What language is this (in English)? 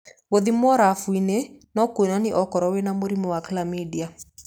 Kikuyu